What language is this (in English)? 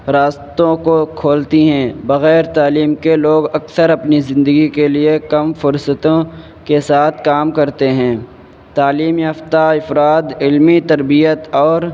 Urdu